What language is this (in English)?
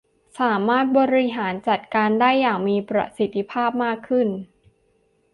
Thai